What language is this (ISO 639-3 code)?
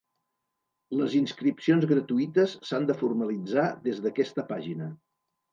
cat